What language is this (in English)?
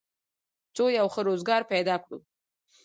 Pashto